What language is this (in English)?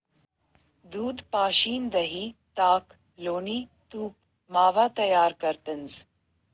Marathi